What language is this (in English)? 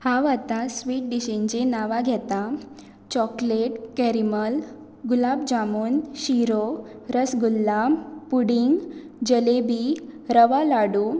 Konkani